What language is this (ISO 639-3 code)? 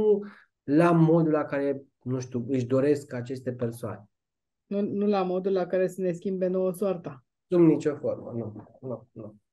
ron